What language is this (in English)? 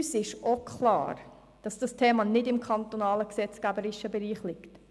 Swiss German